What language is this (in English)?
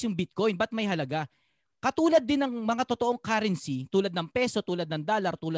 Filipino